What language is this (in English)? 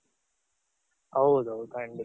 Kannada